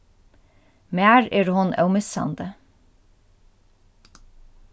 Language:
Faroese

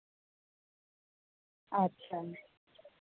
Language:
Santali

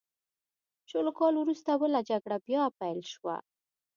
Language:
Pashto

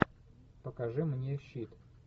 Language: Russian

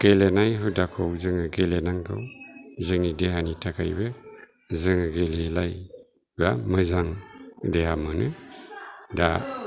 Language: Bodo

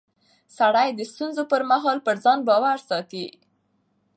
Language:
Pashto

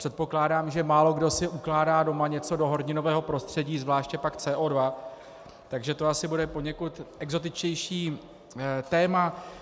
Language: Czech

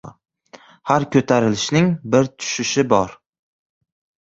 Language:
Uzbek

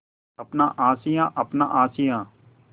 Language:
Hindi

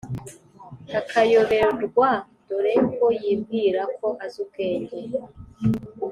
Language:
Kinyarwanda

